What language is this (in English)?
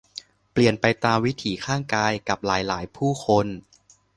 Thai